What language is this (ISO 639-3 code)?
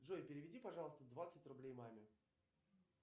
rus